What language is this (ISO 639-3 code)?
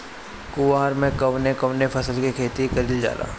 bho